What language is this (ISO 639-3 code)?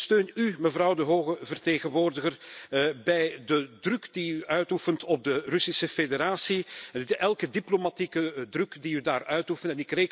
nld